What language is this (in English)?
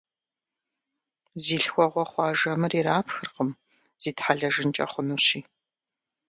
Kabardian